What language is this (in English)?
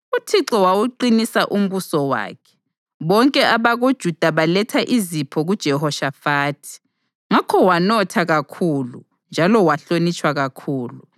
North Ndebele